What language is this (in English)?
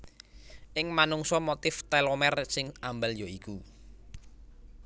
Javanese